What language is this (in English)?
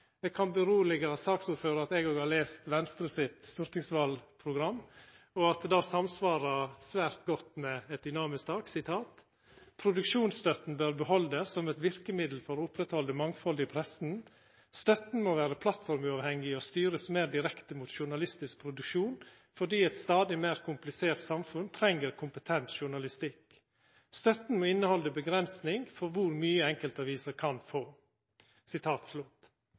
Norwegian Nynorsk